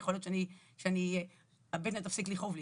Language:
Hebrew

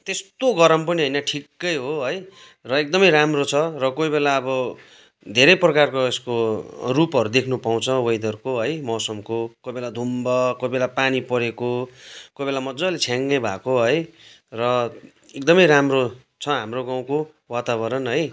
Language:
Nepali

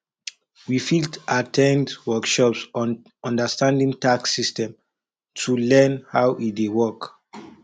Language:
Nigerian Pidgin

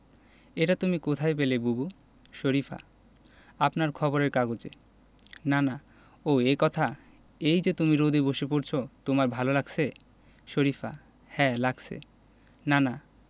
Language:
Bangla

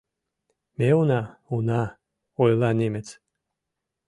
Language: Mari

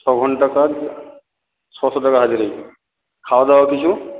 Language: Bangla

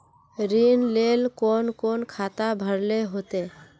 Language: Magahi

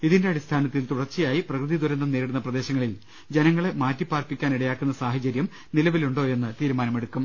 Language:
Malayalam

